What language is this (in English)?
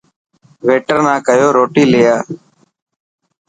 Dhatki